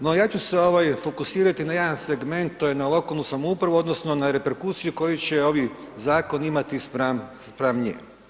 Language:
Croatian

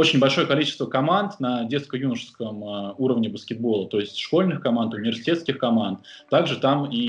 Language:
Russian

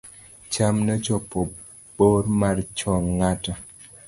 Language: Luo (Kenya and Tanzania)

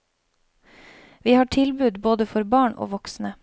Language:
Norwegian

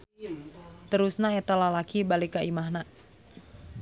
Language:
Sundanese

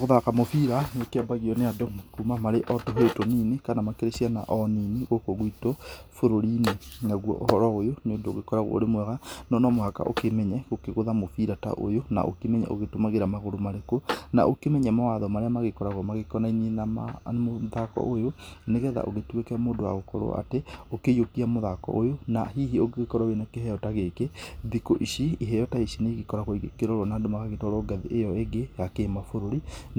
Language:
Kikuyu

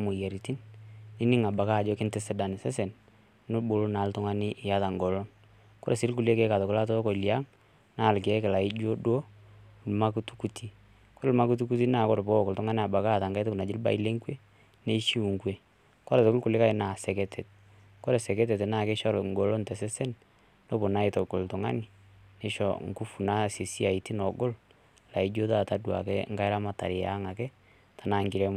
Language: Masai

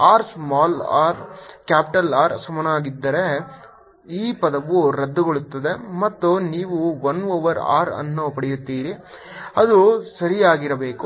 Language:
Kannada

